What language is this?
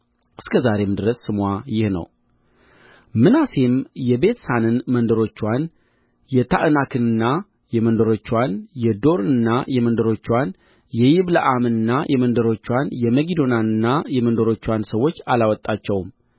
Amharic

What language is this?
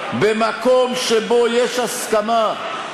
Hebrew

